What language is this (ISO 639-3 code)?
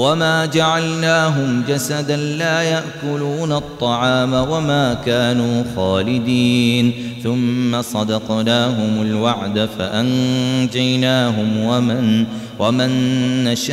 ara